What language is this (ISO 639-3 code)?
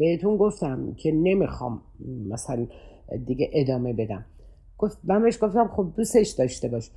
fas